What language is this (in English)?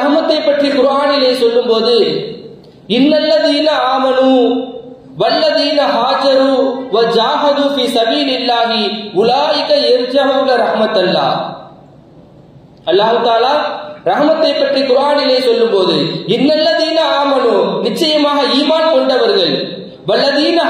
Indonesian